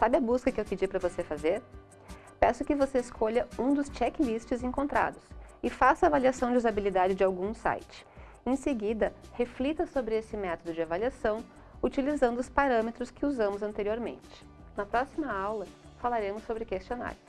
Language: Portuguese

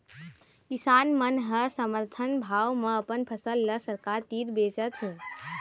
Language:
Chhattisgarhi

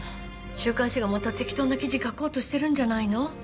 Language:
Japanese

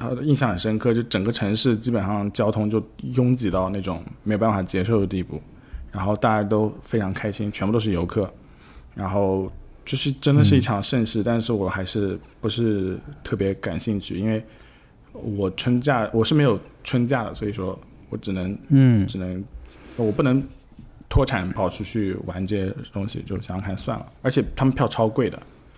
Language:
Chinese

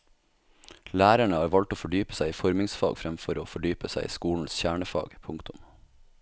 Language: Norwegian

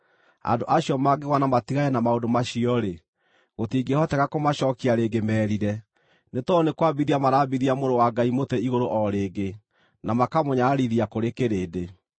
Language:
Kikuyu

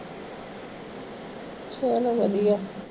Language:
Punjabi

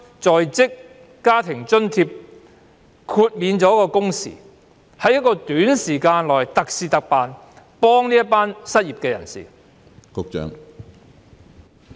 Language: Cantonese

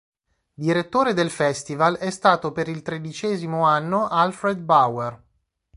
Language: Italian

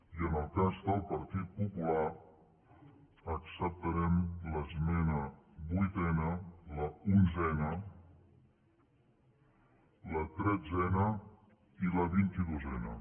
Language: Catalan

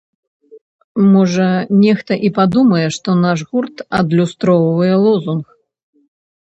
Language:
Belarusian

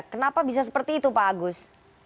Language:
Indonesian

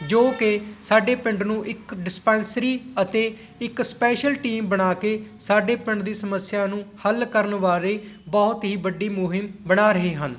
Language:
Punjabi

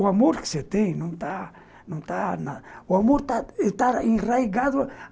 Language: Portuguese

